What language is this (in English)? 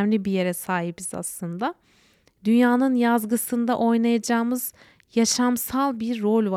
Turkish